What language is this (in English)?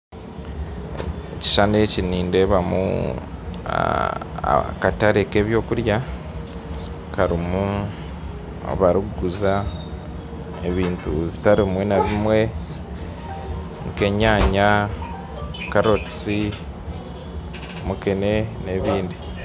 Nyankole